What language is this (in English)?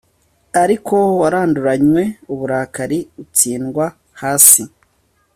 Kinyarwanda